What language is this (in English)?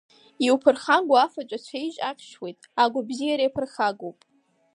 Abkhazian